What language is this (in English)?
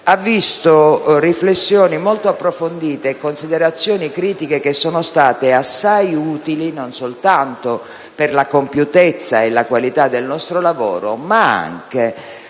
Italian